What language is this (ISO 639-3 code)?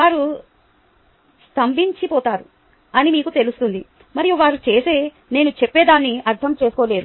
tel